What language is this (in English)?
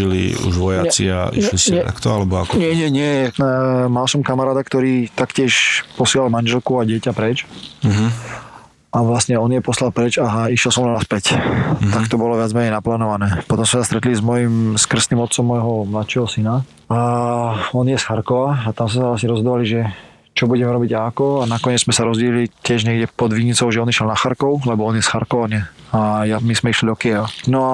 Slovak